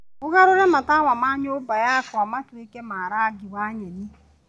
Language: Kikuyu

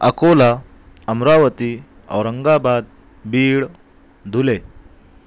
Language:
Urdu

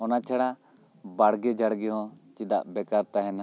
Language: Santali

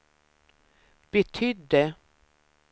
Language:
Swedish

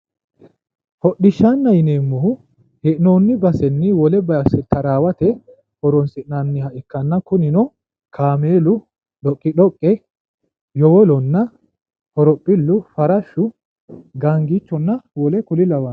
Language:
Sidamo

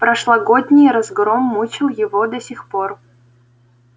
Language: Russian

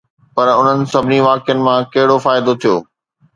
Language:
Sindhi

